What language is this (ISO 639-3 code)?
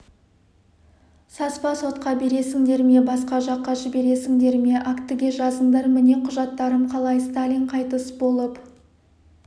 kaz